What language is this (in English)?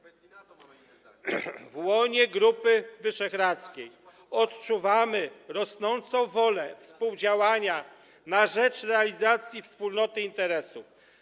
Polish